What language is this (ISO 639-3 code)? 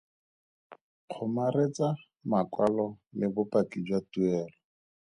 tsn